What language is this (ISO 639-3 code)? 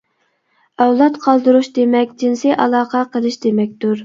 uig